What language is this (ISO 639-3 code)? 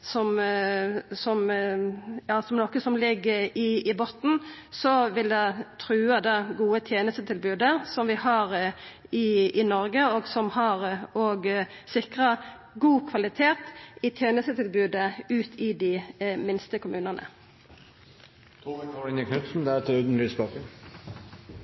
nno